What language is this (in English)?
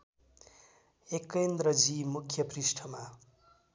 Nepali